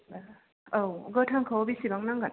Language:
Bodo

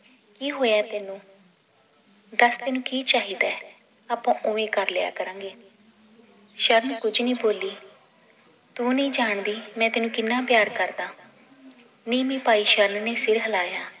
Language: Punjabi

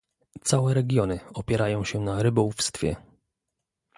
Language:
Polish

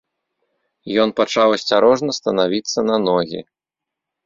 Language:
Belarusian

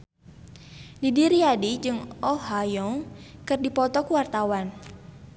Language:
Sundanese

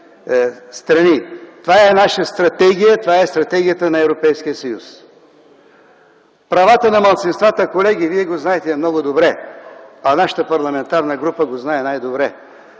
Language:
Bulgarian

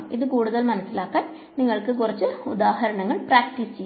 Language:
Malayalam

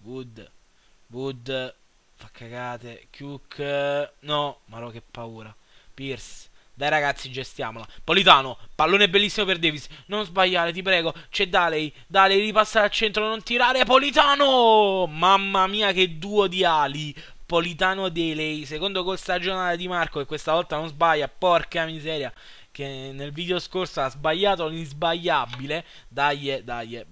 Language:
Italian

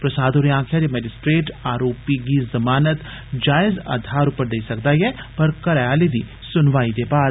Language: Dogri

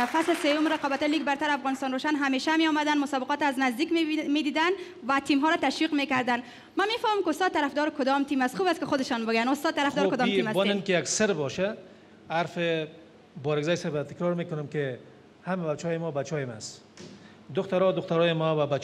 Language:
Persian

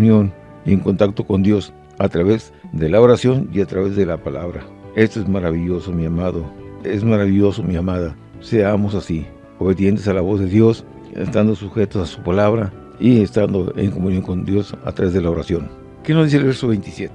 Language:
Spanish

